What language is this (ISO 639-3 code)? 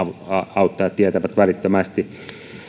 fin